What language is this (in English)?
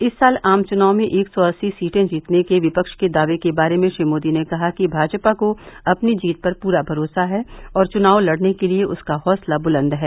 Hindi